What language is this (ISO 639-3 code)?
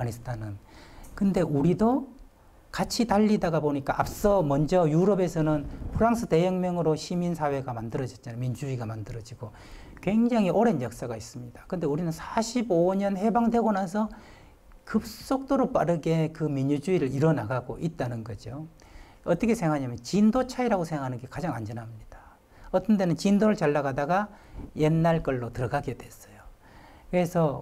kor